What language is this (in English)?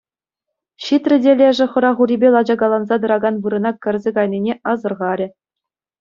Chuvash